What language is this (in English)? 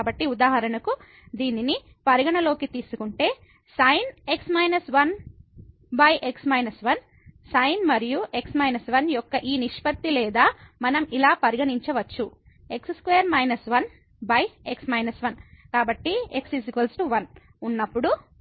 Telugu